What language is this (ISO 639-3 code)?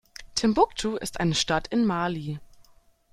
deu